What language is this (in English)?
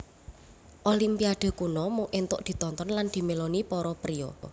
Javanese